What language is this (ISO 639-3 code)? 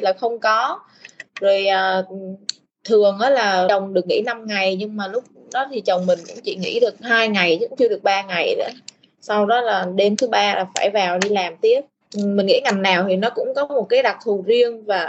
vie